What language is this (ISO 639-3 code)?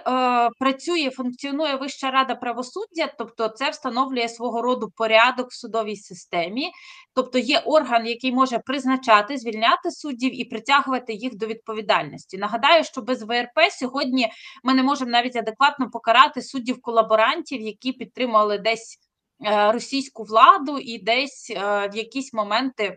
ukr